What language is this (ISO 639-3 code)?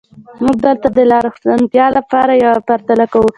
pus